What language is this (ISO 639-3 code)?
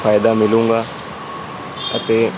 pan